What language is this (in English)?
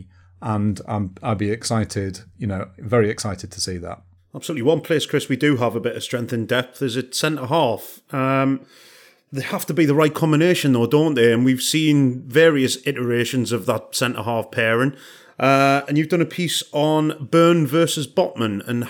English